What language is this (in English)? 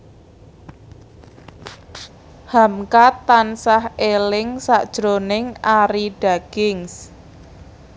Javanese